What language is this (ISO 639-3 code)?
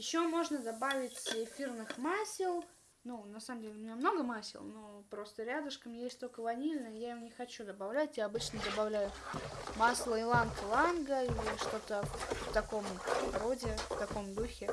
rus